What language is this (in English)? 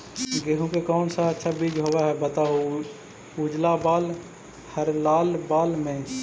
Magahi